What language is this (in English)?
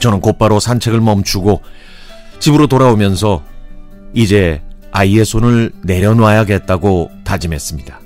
Korean